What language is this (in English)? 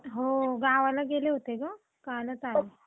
Marathi